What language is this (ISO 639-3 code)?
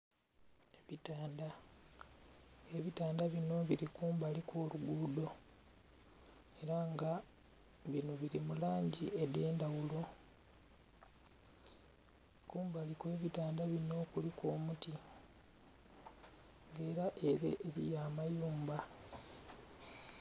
xog